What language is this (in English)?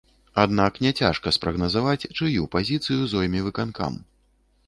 Belarusian